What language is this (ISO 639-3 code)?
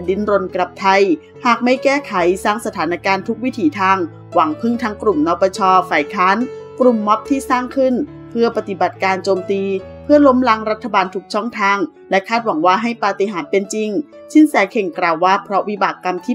tha